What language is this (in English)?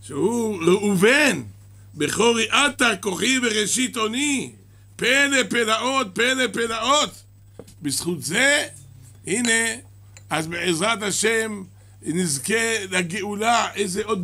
Hebrew